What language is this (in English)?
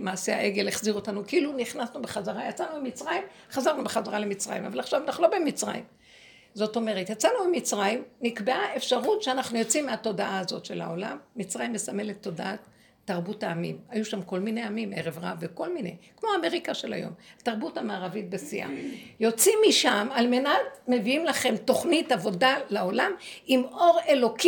Hebrew